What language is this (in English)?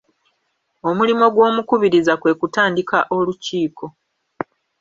Ganda